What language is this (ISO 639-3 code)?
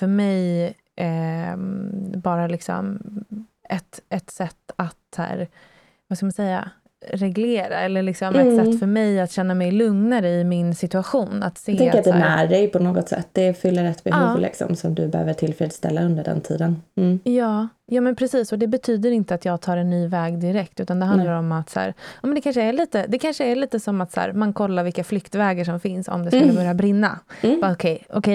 swe